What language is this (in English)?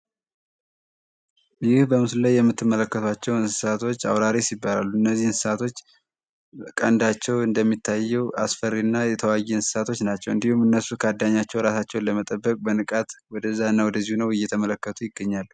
Amharic